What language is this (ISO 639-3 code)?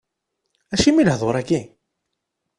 kab